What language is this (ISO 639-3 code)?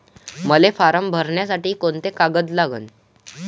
mar